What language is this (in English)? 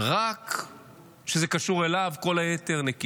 Hebrew